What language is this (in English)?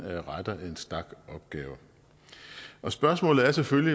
Danish